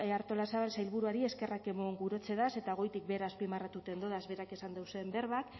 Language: Basque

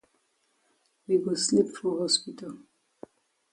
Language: Cameroon Pidgin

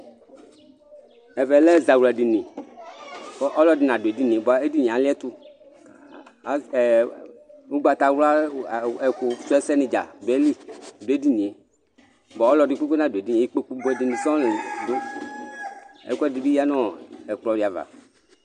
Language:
Ikposo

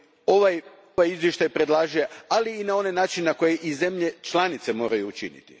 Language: Croatian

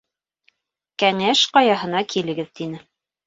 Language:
Bashkir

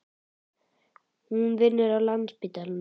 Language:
Icelandic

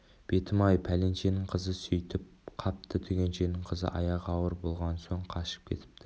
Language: Kazakh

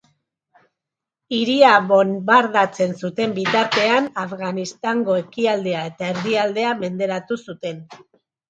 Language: Basque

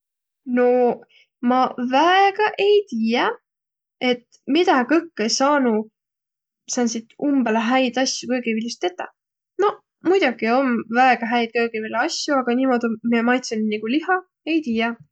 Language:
Võro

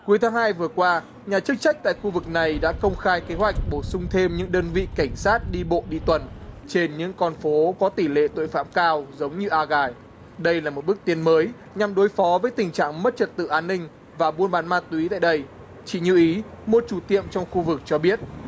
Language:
Vietnamese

